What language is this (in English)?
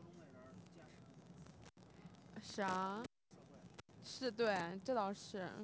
Chinese